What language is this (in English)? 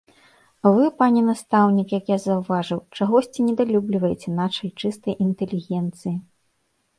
Belarusian